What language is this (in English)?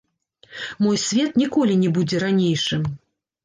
Belarusian